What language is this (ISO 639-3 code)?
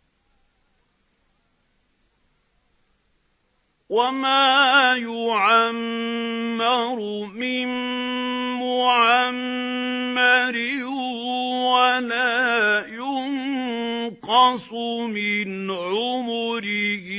ara